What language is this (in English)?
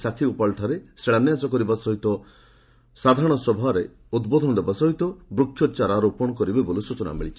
Odia